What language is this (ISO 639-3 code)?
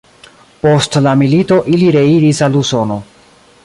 epo